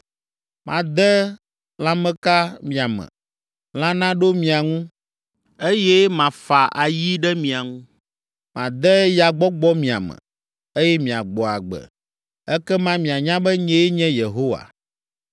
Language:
Ewe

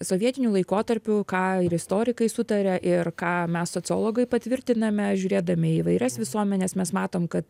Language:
Lithuanian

